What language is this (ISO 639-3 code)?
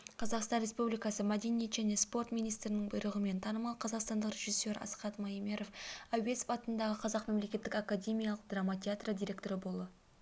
kaz